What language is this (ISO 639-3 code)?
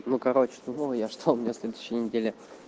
rus